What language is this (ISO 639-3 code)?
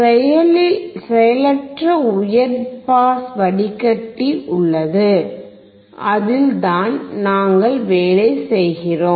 tam